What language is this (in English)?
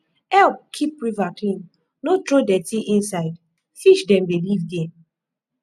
Nigerian Pidgin